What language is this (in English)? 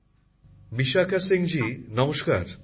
Bangla